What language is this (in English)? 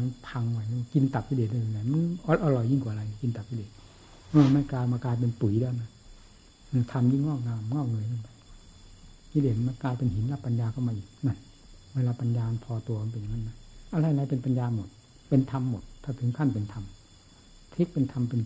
Thai